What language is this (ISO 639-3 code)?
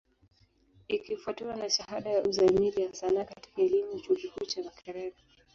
swa